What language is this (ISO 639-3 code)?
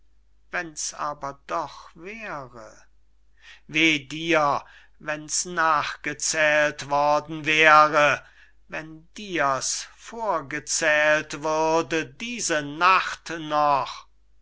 deu